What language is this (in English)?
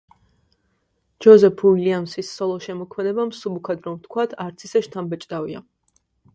Georgian